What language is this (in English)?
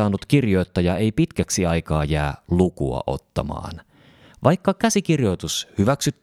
Finnish